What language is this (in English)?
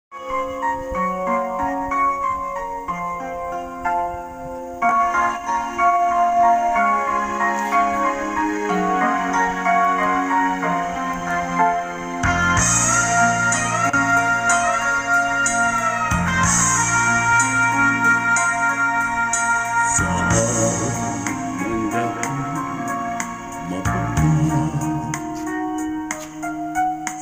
Arabic